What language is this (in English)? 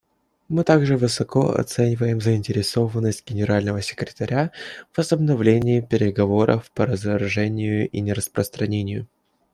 Russian